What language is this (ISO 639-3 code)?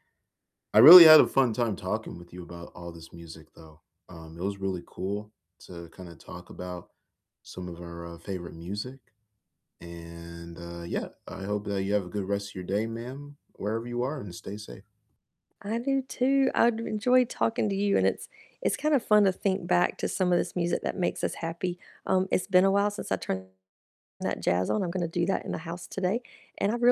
eng